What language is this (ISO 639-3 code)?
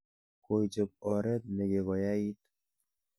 kln